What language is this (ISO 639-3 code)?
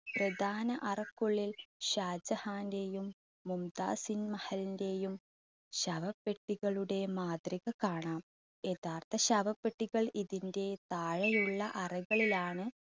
mal